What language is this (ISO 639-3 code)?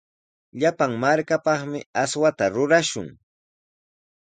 qws